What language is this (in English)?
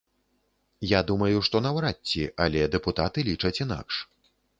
Belarusian